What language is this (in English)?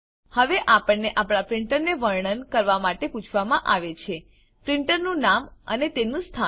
Gujarati